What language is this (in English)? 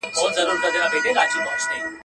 Pashto